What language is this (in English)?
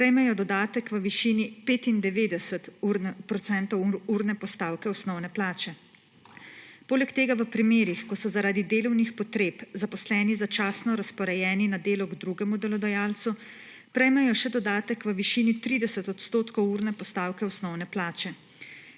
Slovenian